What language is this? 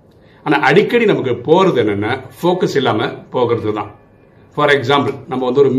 Tamil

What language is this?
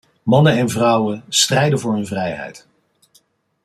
Dutch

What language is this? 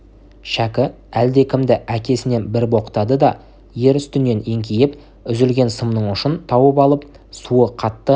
Kazakh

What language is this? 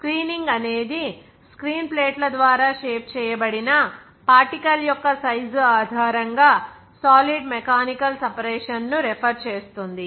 Telugu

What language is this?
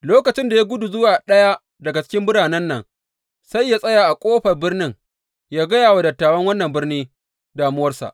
Hausa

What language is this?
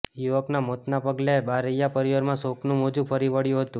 Gujarati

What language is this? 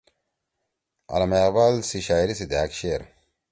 Torwali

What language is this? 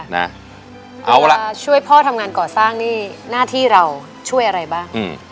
Thai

